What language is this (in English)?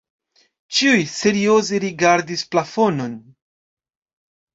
Esperanto